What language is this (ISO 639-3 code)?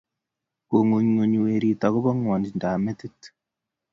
kln